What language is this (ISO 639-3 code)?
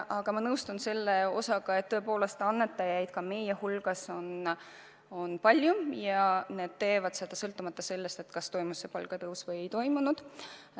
est